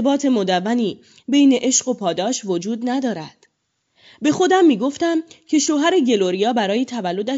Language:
Persian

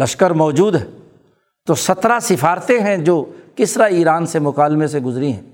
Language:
Urdu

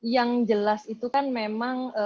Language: Indonesian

